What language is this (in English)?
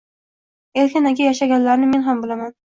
Uzbek